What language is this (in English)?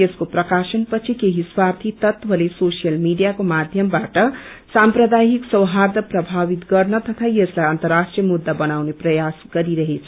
Nepali